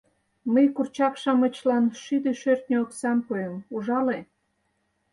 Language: Mari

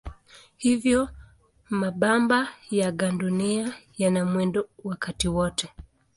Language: Swahili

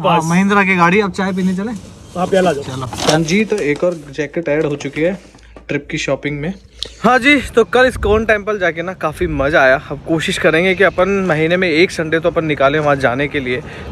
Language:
Hindi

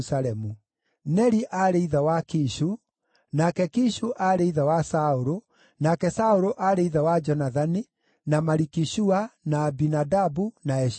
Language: Kikuyu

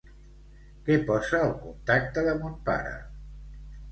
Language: Catalan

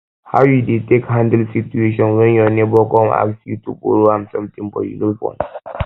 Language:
Nigerian Pidgin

